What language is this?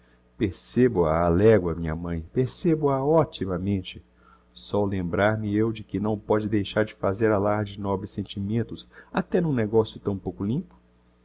Portuguese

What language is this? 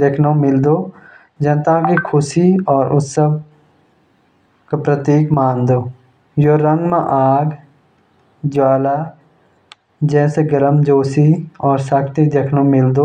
Jaunsari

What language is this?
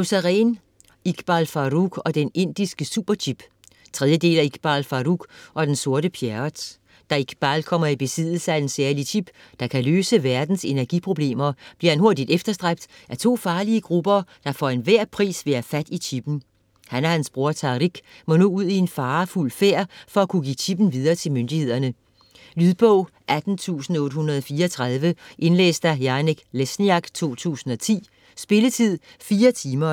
Danish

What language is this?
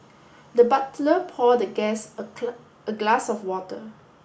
English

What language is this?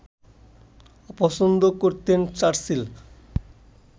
Bangla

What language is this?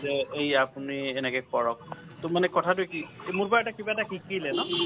Assamese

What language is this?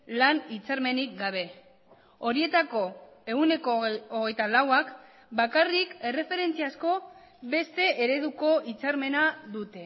Basque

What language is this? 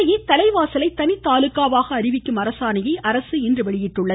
Tamil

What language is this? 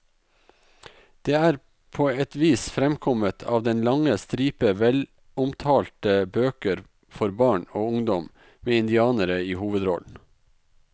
Norwegian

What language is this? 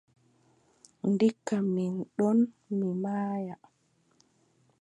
Adamawa Fulfulde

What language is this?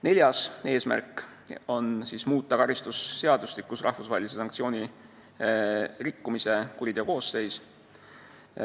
Estonian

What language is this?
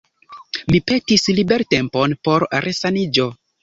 Esperanto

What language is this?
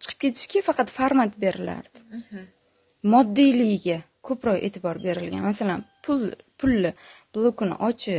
Turkish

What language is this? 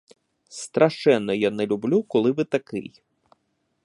Ukrainian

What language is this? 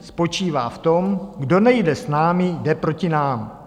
Czech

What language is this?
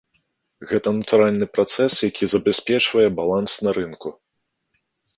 Belarusian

